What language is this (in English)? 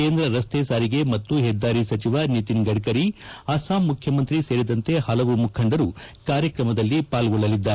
Kannada